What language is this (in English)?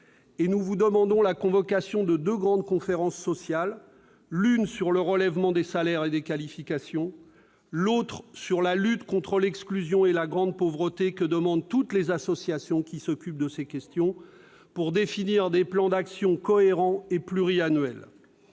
French